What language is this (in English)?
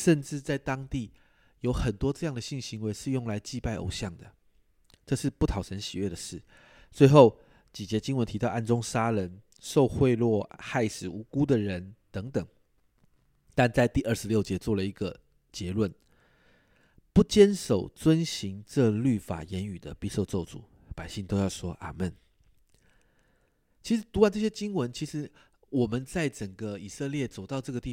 Chinese